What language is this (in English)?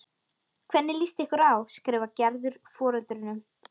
Icelandic